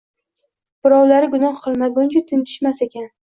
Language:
Uzbek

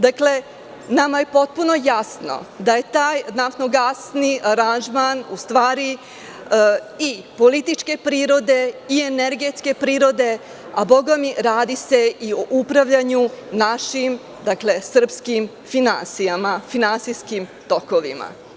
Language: Serbian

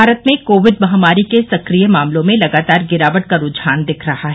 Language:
Hindi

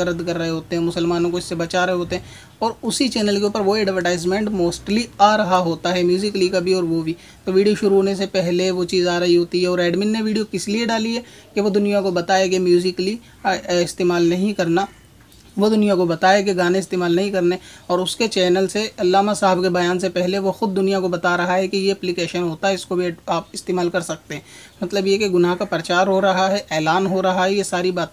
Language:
Hindi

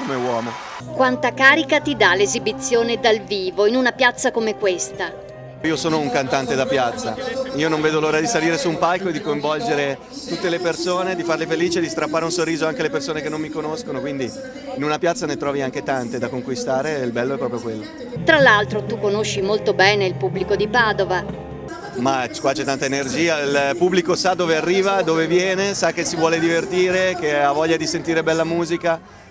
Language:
Italian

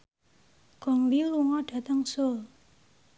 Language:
Javanese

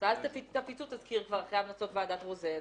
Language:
Hebrew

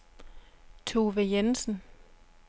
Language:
Danish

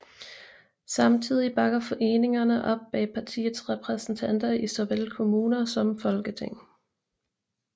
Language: Danish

